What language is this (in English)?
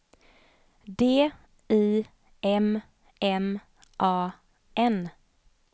Swedish